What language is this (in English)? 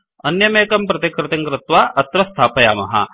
Sanskrit